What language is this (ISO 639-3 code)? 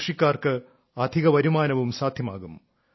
mal